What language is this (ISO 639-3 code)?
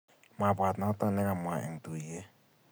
kln